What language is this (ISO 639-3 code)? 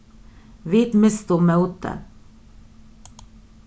fao